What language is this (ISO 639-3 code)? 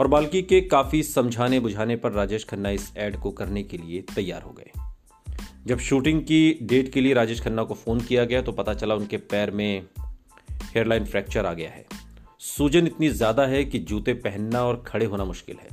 hin